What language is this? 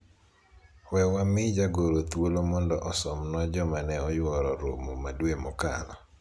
Luo (Kenya and Tanzania)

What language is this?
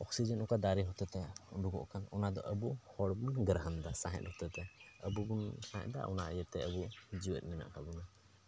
Santali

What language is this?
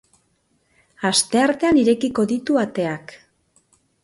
Basque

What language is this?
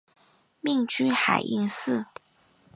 Chinese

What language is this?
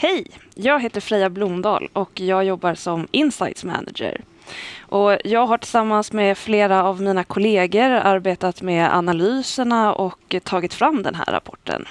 Swedish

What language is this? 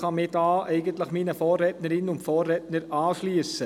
Swiss German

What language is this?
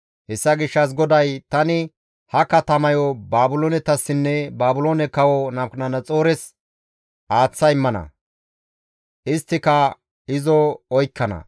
Gamo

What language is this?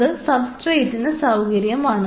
Malayalam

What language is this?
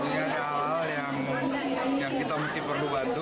Indonesian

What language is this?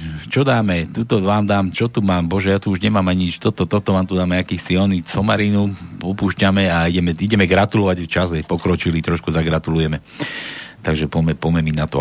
Slovak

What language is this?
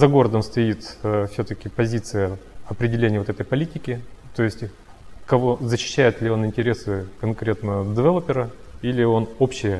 Russian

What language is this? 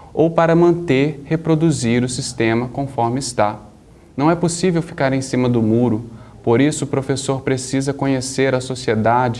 Portuguese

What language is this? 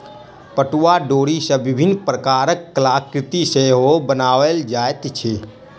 Maithili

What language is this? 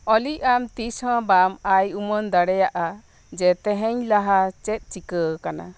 Santali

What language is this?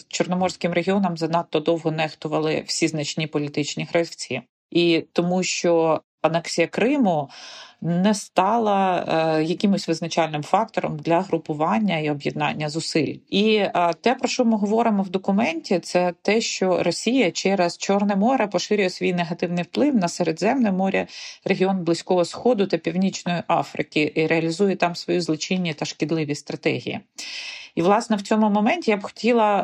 Ukrainian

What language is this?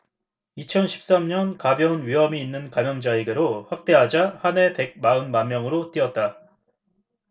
Korean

